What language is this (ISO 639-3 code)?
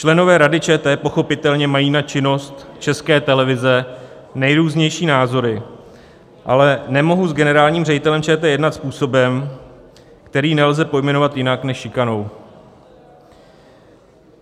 ces